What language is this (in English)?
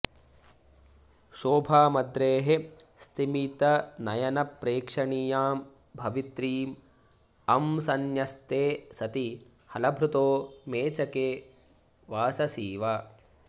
Sanskrit